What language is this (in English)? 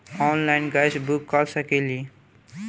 Bhojpuri